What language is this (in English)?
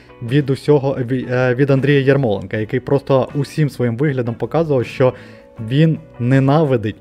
Ukrainian